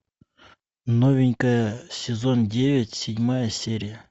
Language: Russian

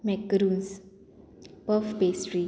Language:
Konkani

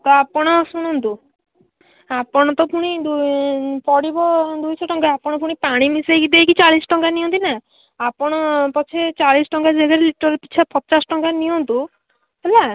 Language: Odia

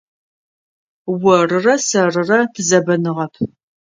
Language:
Adyghe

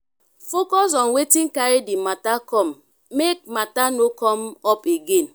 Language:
Nigerian Pidgin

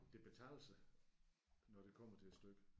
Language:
Danish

